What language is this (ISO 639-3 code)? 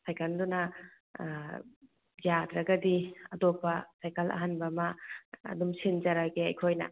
mni